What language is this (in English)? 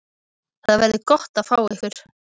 Icelandic